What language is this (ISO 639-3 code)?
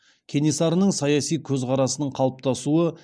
kaz